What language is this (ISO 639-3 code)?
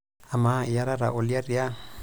mas